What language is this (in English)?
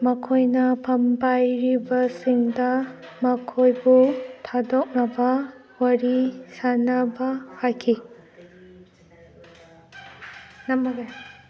Manipuri